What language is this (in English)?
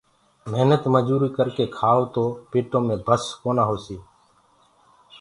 Gurgula